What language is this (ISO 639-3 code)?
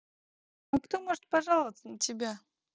rus